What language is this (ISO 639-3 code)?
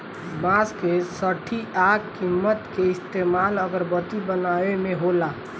bho